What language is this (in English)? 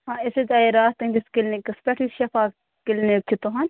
Kashmiri